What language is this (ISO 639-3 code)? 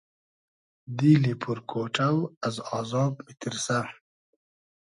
haz